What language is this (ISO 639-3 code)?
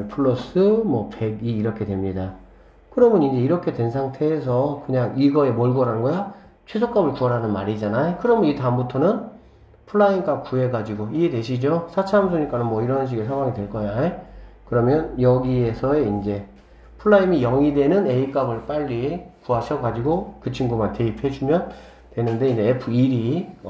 kor